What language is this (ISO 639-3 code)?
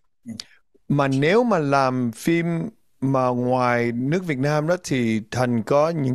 vie